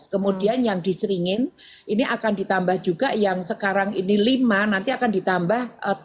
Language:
Indonesian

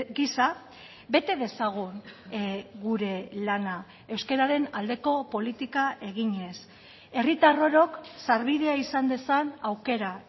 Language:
Basque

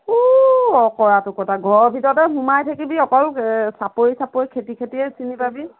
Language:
Assamese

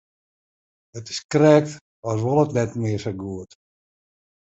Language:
Western Frisian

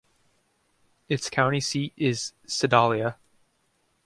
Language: English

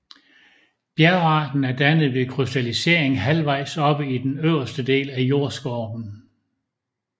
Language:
Danish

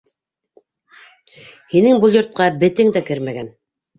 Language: Bashkir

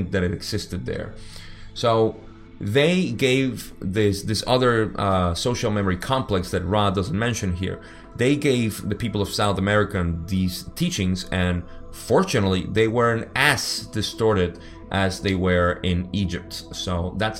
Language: English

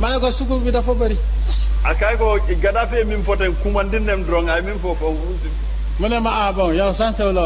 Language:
Indonesian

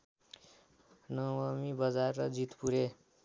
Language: Nepali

